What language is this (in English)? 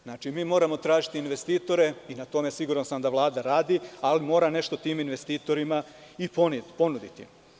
Serbian